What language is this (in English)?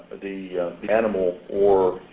English